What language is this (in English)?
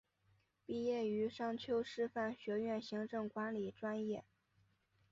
Chinese